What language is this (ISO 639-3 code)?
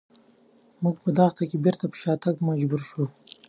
pus